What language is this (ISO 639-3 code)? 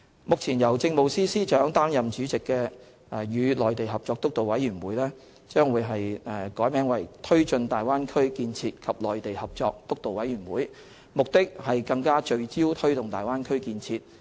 yue